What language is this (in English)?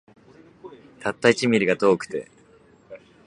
Japanese